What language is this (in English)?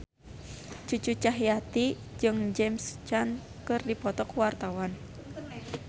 Sundanese